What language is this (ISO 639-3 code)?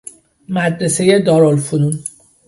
fas